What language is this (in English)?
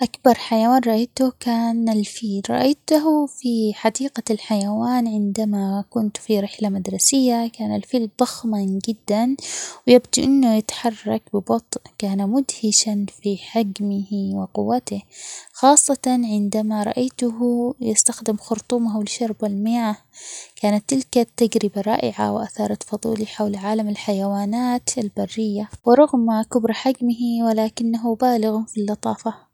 Omani Arabic